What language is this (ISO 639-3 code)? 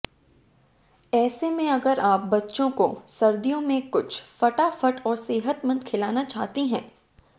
hin